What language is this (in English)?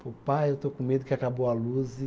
Portuguese